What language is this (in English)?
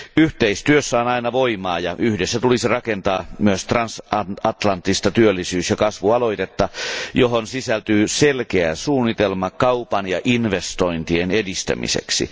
Finnish